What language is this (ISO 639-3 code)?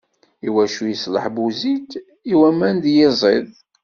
kab